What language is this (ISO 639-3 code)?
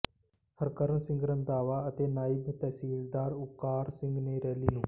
pan